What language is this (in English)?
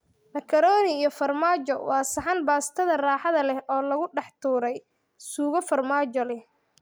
Somali